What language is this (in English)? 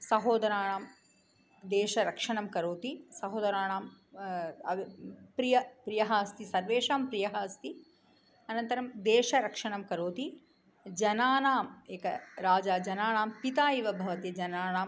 Sanskrit